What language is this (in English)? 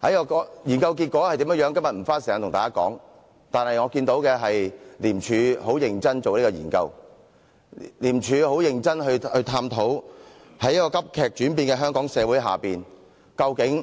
Cantonese